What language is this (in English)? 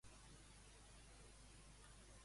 Catalan